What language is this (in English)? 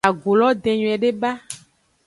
Aja (Benin)